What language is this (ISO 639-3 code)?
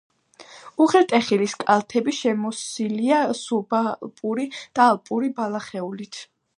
kat